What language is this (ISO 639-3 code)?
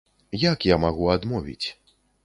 bel